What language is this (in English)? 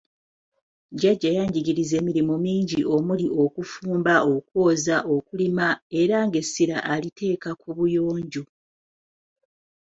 Ganda